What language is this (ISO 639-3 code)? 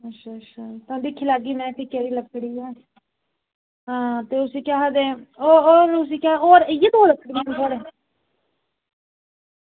doi